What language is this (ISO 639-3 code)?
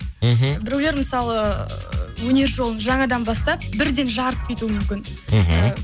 kaz